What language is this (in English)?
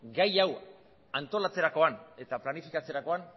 Basque